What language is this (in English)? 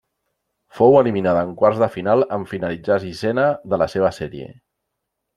Catalan